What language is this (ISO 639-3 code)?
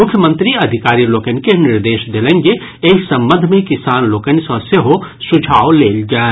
mai